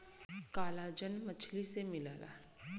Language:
Bhojpuri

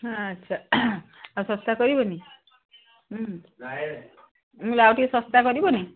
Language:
Odia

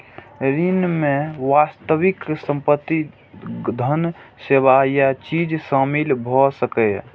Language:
Maithili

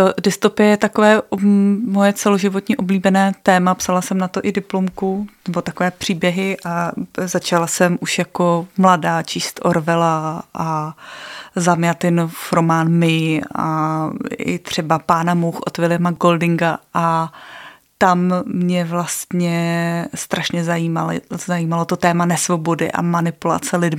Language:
Czech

